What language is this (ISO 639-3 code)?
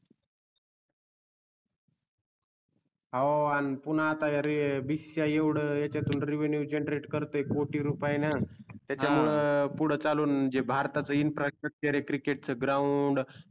mar